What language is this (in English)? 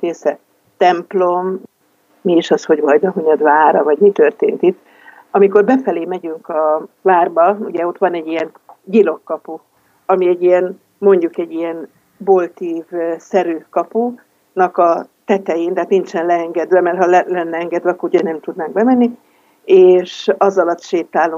Hungarian